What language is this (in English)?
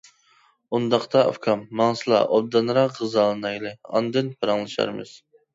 Uyghur